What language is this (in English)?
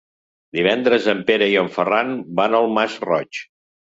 Catalan